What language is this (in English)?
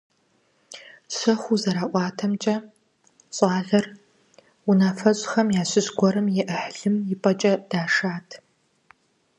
Kabardian